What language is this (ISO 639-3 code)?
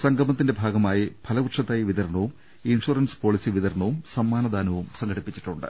mal